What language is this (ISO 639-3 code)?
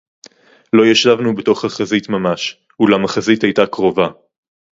heb